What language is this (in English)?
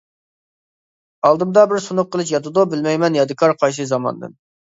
Uyghur